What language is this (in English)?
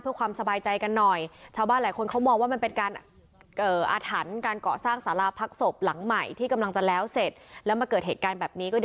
Thai